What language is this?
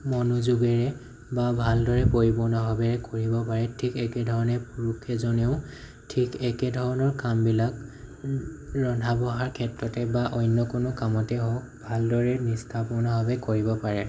Assamese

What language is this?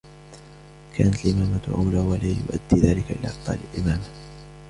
Arabic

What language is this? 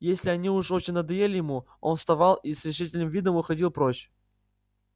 Russian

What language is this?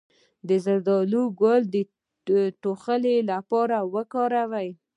Pashto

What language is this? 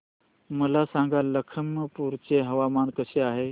Marathi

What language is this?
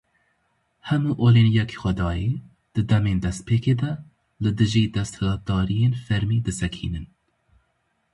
Kurdish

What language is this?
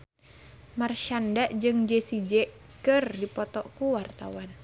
Sundanese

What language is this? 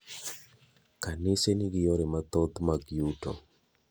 Luo (Kenya and Tanzania)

